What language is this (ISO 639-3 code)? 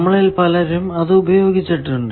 mal